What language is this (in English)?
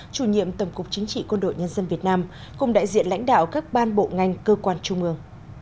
Vietnamese